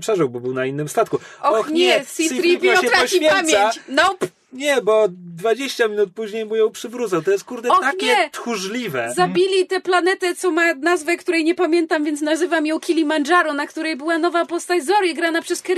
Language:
Polish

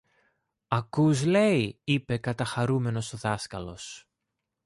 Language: Greek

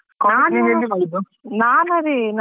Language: Kannada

